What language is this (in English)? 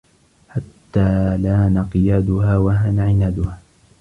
Arabic